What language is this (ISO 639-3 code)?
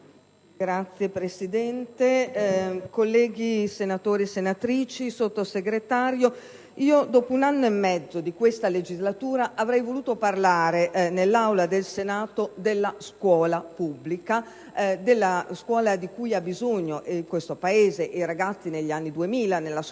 ita